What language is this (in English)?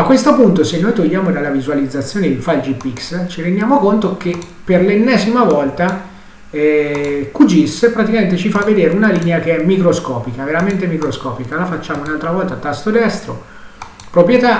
Italian